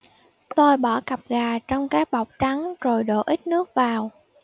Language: Vietnamese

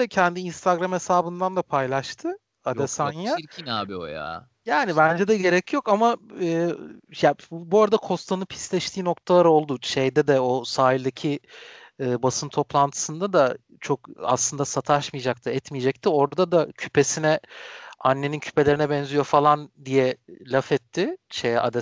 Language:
Turkish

